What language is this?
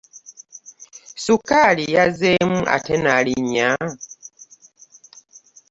Ganda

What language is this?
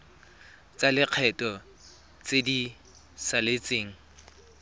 Tswana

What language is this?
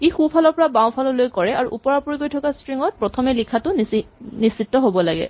Assamese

